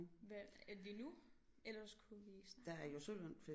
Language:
Danish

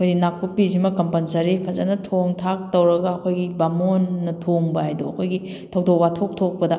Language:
Manipuri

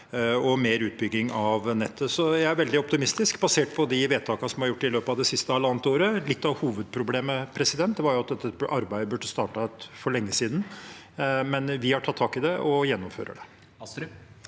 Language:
Norwegian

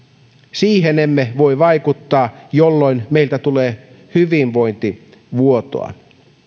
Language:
Finnish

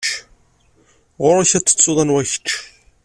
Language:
Kabyle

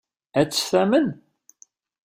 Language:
Kabyle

